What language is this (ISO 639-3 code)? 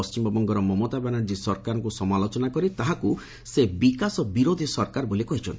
ori